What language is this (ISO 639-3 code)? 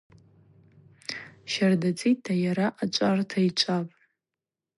abq